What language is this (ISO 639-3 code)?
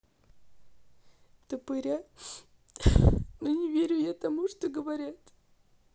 rus